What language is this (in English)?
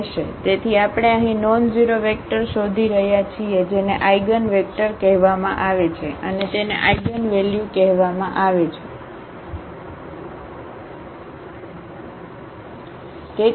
Gujarati